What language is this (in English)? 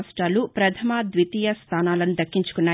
Telugu